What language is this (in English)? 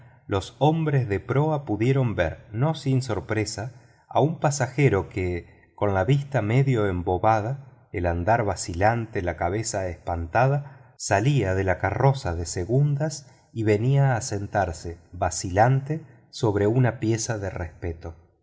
Spanish